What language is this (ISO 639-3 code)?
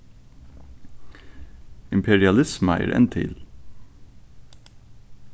fao